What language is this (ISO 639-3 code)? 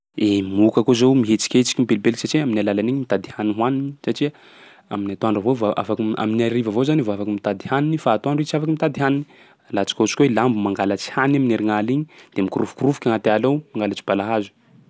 skg